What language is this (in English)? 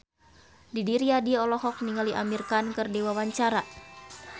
Sundanese